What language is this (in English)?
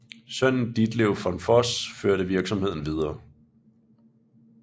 Danish